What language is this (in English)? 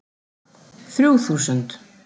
Icelandic